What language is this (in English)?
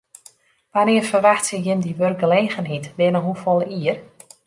Western Frisian